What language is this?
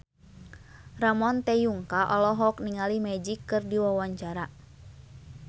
Sundanese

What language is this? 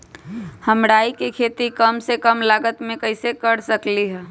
Magahi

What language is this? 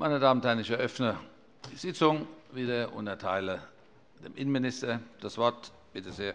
German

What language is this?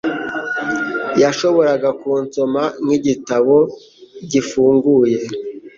Kinyarwanda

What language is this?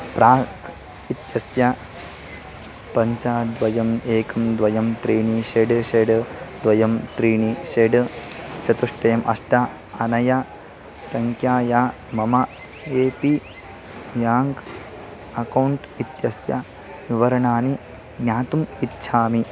Sanskrit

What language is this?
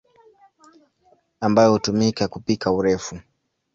Swahili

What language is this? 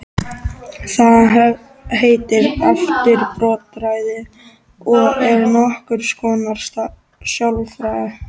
Icelandic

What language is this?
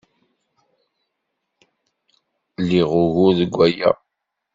Kabyle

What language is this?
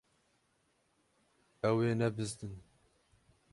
Kurdish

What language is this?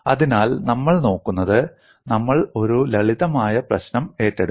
Malayalam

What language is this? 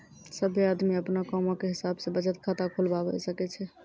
Maithili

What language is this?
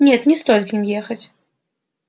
Russian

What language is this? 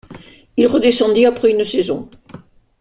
French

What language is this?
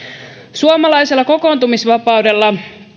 Finnish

